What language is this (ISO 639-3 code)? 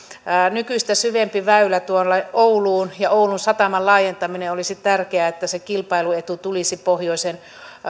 fin